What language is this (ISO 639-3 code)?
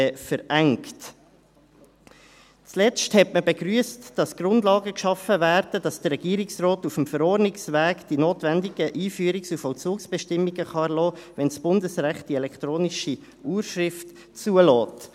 gsw